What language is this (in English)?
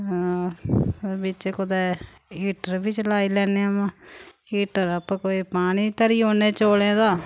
Dogri